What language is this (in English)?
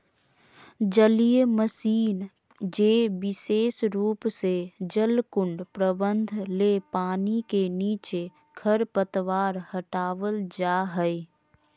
Magahi